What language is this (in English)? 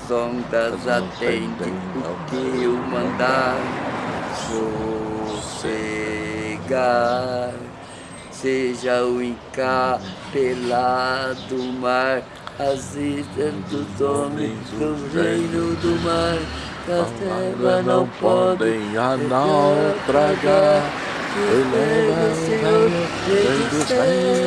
Portuguese